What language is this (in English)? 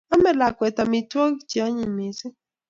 Kalenjin